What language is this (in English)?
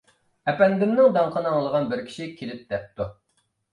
Uyghur